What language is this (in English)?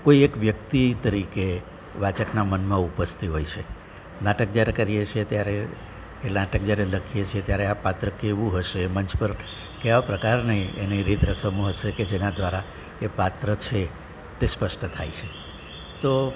Gujarati